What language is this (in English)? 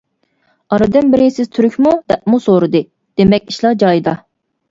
Uyghur